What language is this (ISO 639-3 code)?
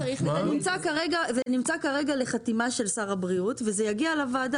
heb